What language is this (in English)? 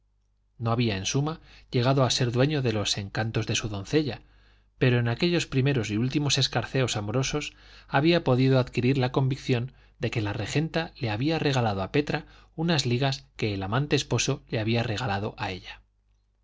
Spanish